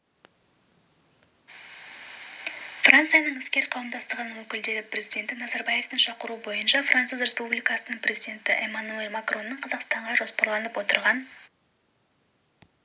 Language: Kazakh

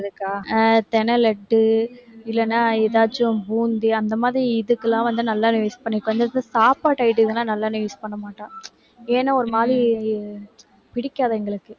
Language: Tamil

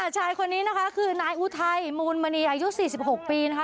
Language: Thai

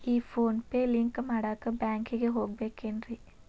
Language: Kannada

